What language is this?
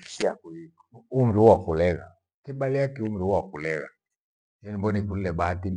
Gweno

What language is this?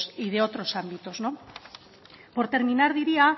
Spanish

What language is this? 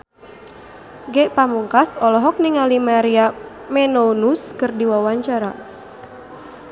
Sundanese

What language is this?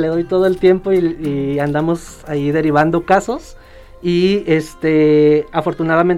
Spanish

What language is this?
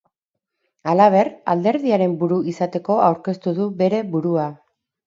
Basque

